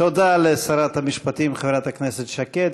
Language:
Hebrew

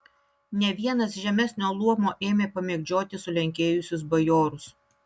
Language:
Lithuanian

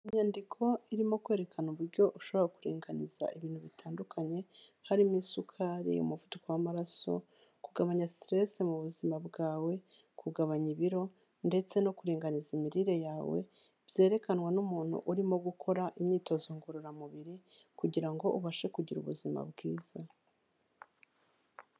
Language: Kinyarwanda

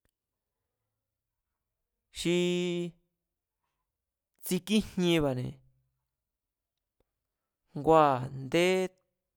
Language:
Mazatlán Mazatec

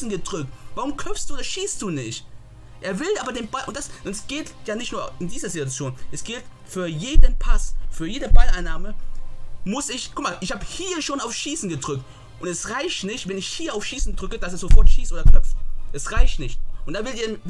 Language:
German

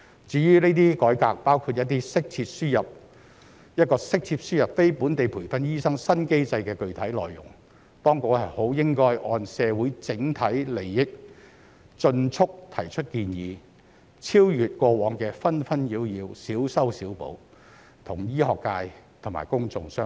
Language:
Cantonese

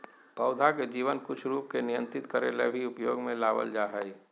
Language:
Magahi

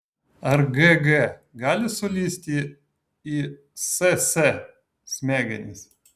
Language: Lithuanian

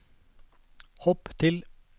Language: Norwegian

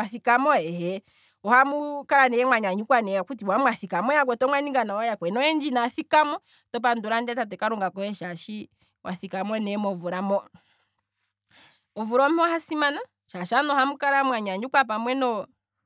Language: Kwambi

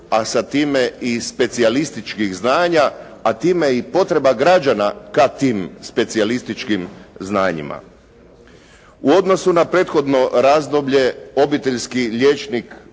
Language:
Croatian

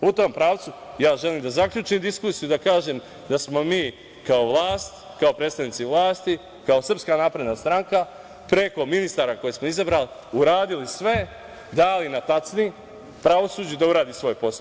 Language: Serbian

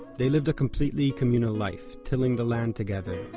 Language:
English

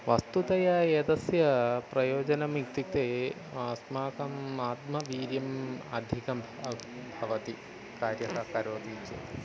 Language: Sanskrit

